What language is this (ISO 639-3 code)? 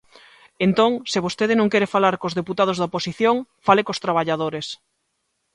glg